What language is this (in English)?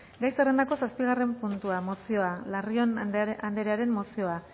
Basque